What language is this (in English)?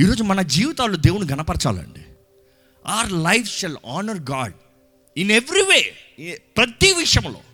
Telugu